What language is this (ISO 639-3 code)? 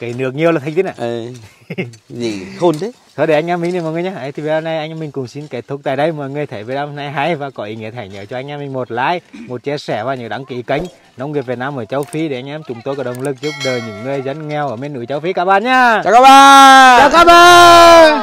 vie